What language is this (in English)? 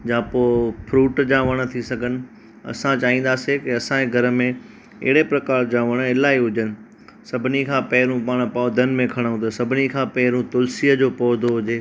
Sindhi